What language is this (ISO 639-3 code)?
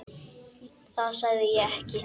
isl